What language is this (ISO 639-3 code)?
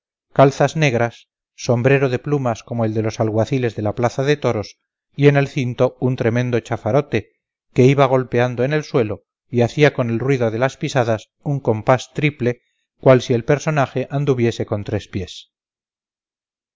spa